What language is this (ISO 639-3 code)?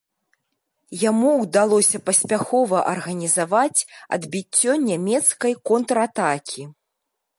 bel